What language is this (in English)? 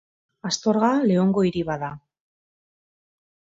Basque